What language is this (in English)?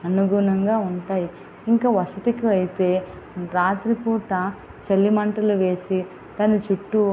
Telugu